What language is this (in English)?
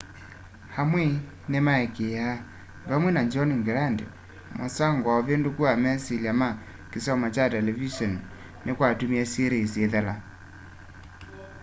Kamba